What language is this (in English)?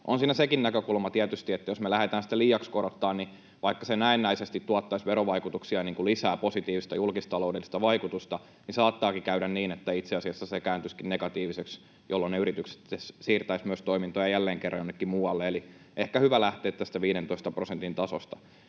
Finnish